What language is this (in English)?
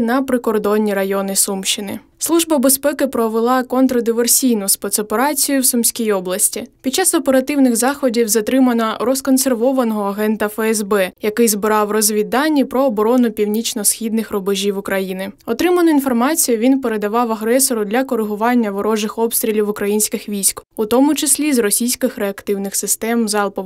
Ukrainian